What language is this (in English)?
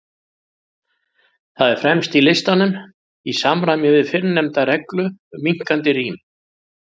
Icelandic